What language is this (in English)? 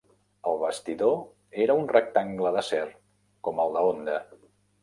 Catalan